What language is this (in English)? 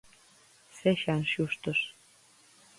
Galician